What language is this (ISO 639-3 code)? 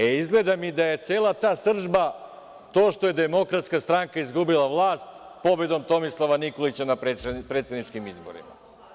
srp